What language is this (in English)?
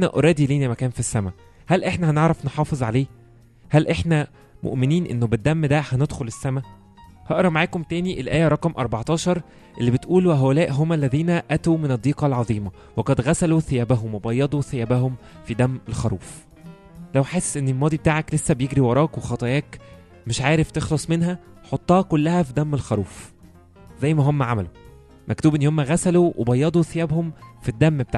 Arabic